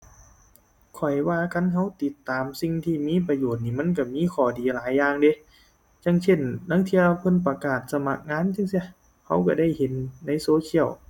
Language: Thai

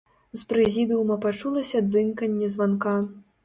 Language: Belarusian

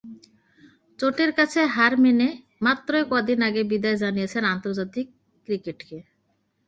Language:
Bangla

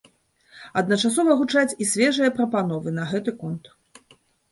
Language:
Belarusian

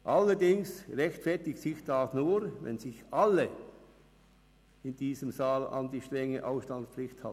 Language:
Swiss German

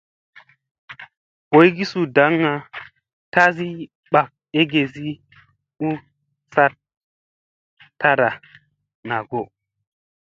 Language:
Musey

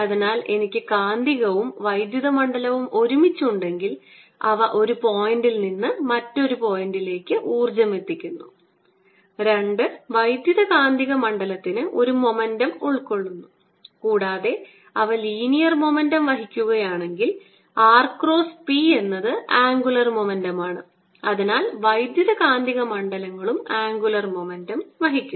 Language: Malayalam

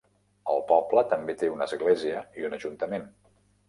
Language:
Catalan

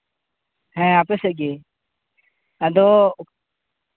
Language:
Santali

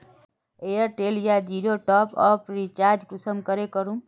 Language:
Magahi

